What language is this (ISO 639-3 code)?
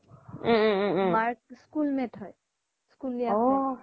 asm